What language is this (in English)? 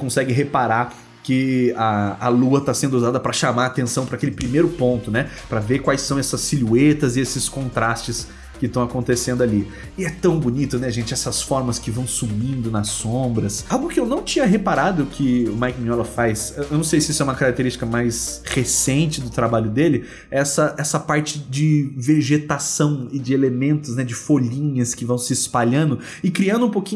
Portuguese